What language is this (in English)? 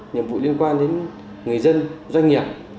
Vietnamese